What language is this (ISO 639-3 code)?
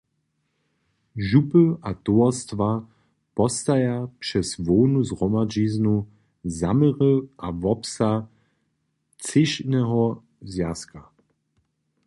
hsb